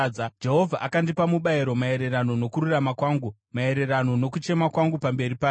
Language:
Shona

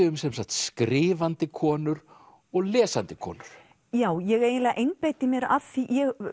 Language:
Icelandic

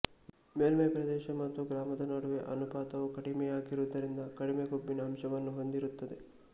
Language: Kannada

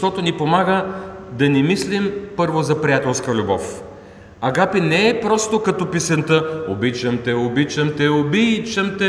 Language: Bulgarian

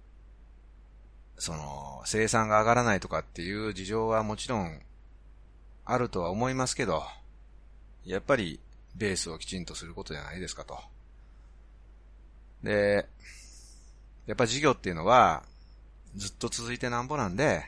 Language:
Japanese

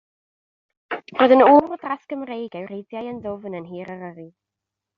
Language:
Welsh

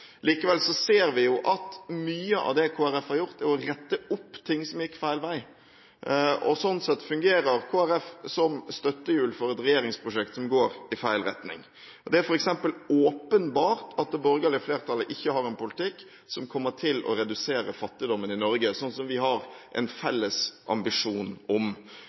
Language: Norwegian Bokmål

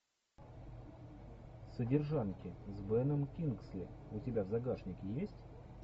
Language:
Russian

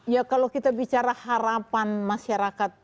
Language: Indonesian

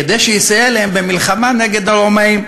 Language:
Hebrew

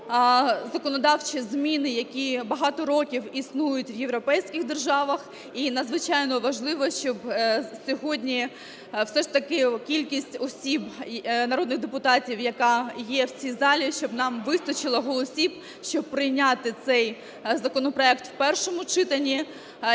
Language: Ukrainian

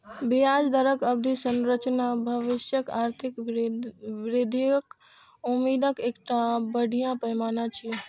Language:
Maithili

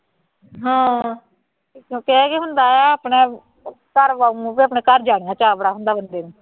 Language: Punjabi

